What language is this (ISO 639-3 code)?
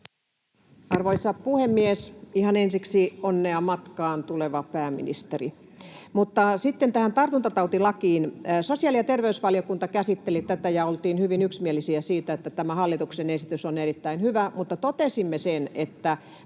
fin